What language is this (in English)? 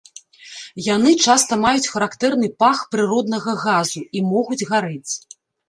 Belarusian